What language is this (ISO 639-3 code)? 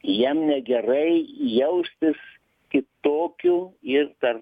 lit